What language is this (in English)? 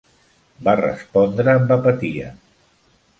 Catalan